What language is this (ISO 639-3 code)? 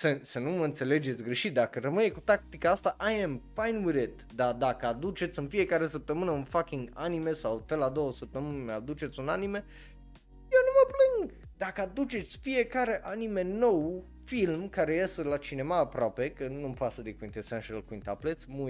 ron